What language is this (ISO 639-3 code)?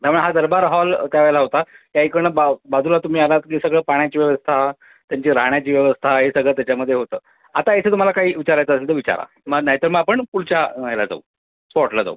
mar